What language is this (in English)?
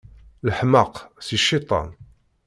Kabyle